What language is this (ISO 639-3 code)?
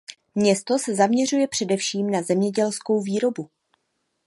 ces